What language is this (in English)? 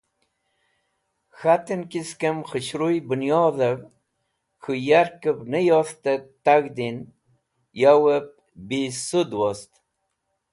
Wakhi